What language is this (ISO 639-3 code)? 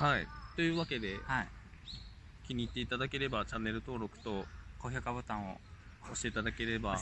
jpn